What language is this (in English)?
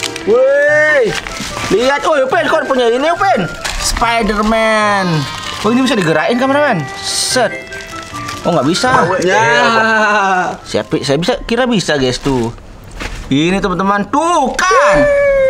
Indonesian